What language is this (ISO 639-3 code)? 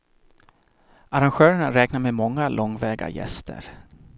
swe